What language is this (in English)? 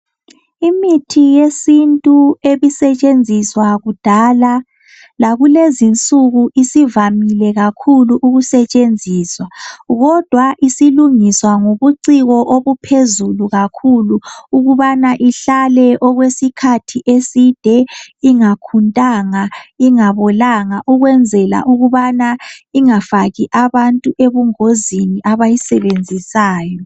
North Ndebele